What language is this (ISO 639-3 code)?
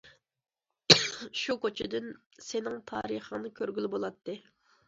uig